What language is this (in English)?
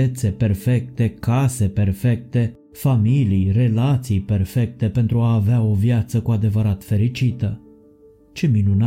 Romanian